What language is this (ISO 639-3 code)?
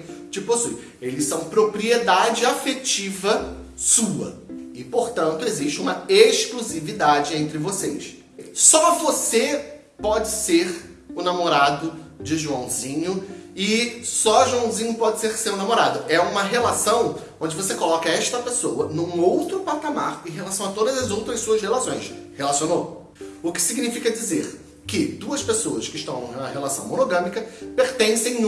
por